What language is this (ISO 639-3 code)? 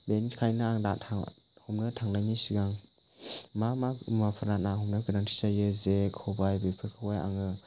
brx